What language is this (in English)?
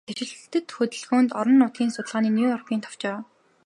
Mongolian